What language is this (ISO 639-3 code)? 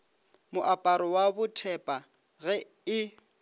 nso